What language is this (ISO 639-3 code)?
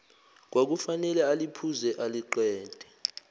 zul